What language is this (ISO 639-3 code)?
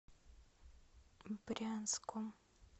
rus